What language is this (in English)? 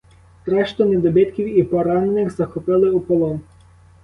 Ukrainian